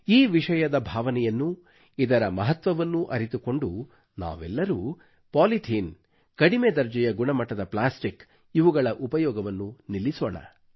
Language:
Kannada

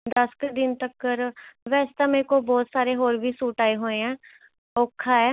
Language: Punjabi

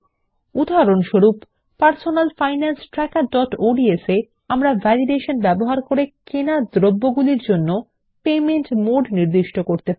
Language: Bangla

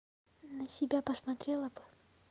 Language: Russian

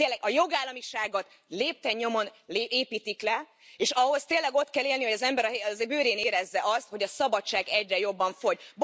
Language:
Hungarian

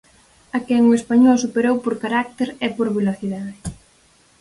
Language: Galician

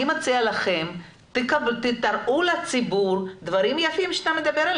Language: Hebrew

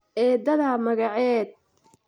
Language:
Somali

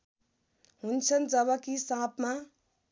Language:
Nepali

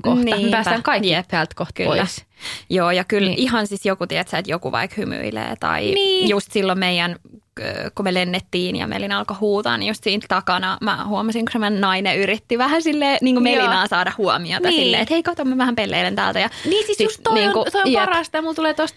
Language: Finnish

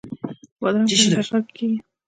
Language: Pashto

